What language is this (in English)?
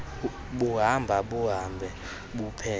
Xhosa